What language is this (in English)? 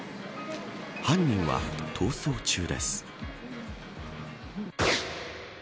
Japanese